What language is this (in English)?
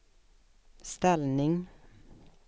Swedish